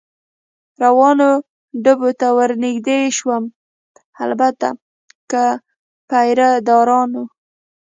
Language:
Pashto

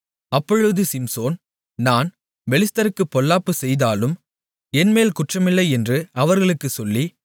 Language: Tamil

